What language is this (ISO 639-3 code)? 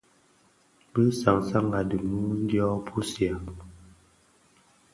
ksf